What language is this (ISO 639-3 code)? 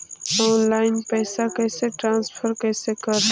mag